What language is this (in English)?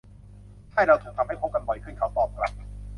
Thai